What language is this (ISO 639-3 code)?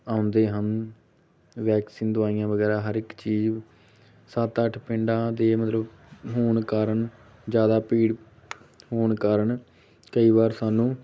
pan